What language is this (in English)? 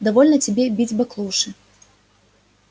Russian